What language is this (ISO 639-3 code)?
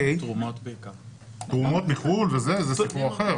heb